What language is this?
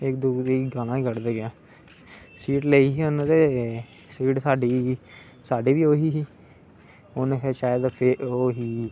Dogri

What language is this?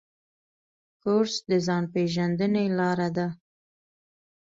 Pashto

